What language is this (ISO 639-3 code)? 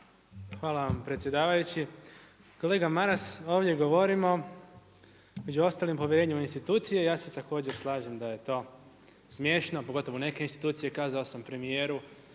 hrv